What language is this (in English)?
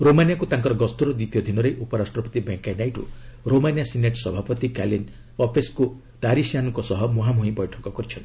Odia